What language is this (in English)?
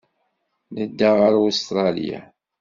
Kabyle